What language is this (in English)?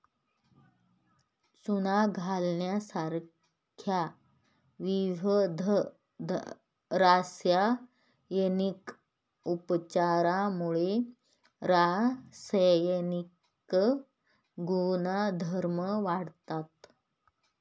Marathi